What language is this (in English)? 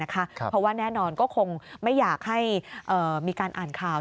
Thai